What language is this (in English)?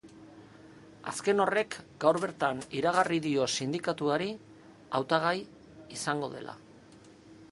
Basque